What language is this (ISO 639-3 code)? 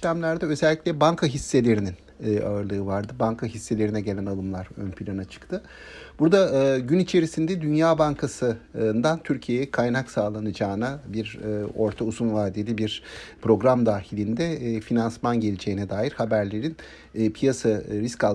tur